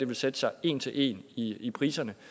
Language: Danish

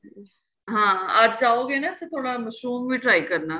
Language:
Punjabi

